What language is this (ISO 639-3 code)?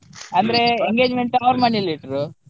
kan